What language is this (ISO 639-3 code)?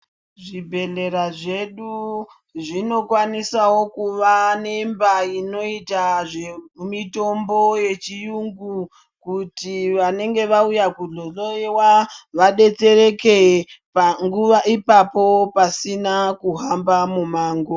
ndc